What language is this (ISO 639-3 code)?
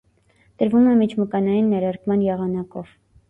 hye